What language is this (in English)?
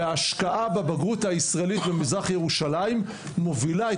Hebrew